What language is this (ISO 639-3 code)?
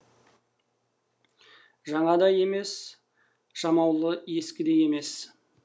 kaz